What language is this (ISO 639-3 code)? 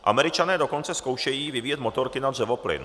ces